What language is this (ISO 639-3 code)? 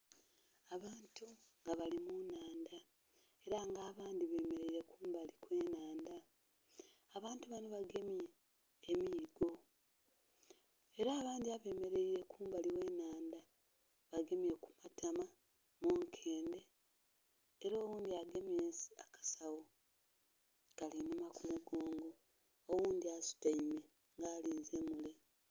xog